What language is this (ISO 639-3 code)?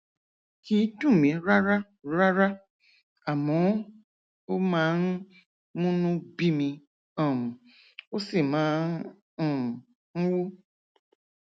yor